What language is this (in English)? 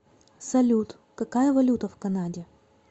Russian